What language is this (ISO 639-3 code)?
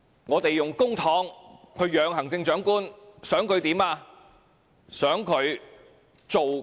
yue